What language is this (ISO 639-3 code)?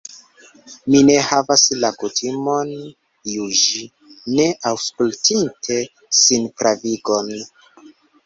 epo